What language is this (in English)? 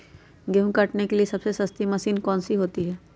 Magahi